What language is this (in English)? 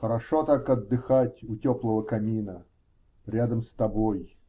Russian